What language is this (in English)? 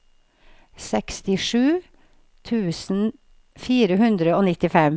Norwegian